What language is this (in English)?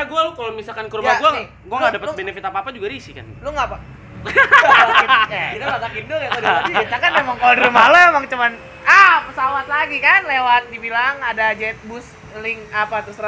Indonesian